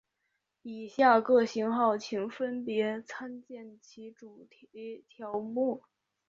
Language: Chinese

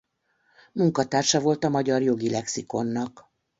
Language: Hungarian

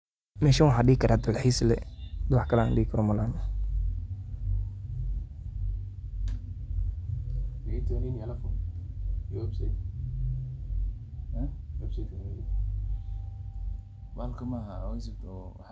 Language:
Somali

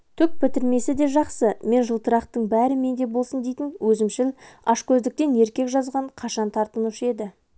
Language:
Kazakh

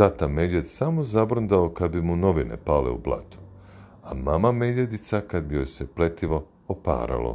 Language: Croatian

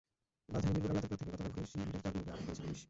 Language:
Bangla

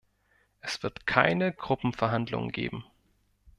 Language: German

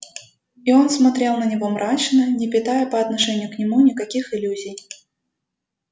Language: Russian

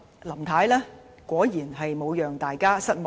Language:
Cantonese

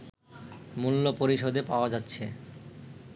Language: Bangla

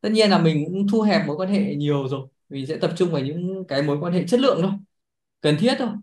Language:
Vietnamese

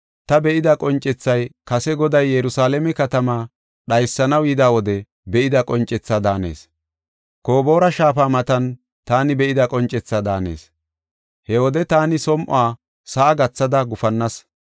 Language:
Gofa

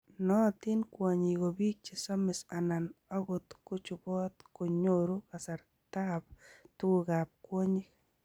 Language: Kalenjin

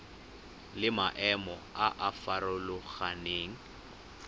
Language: Tswana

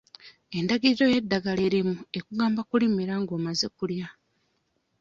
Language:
Ganda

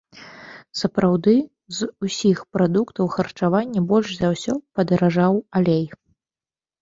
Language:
Belarusian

